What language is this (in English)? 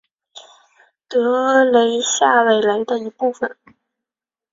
Chinese